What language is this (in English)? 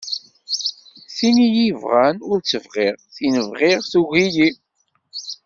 Kabyle